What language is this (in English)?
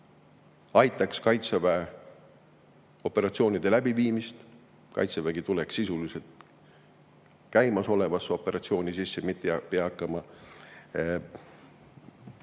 Estonian